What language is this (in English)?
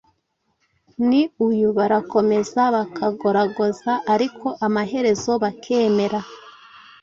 Kinyarwanda